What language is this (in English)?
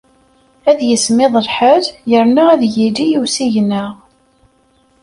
Kabyle